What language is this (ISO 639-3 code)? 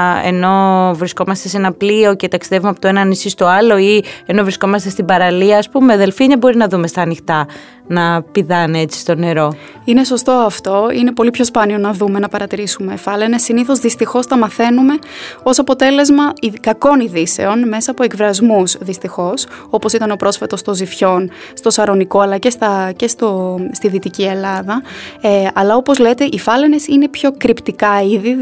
ell